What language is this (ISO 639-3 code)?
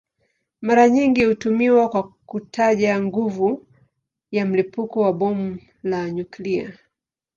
swa